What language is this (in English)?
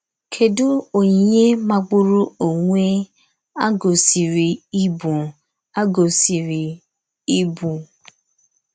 Igbo